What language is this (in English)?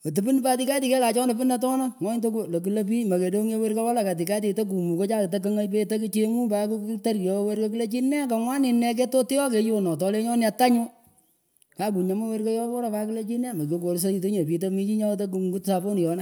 Pökoot